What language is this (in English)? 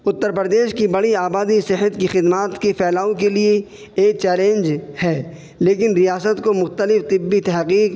Urdu